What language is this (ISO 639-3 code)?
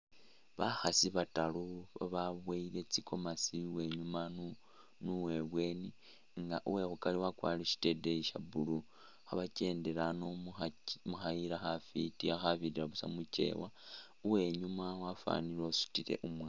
myx